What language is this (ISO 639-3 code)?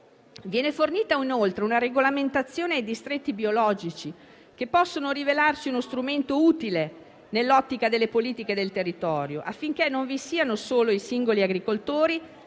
ita